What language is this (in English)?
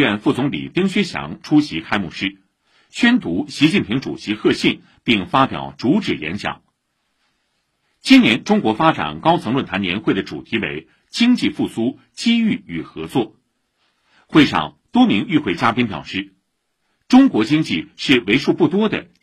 Chinese